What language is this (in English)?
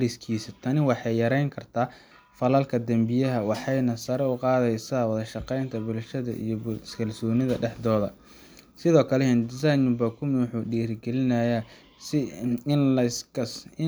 Somali